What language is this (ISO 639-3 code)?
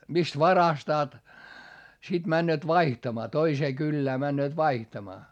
fin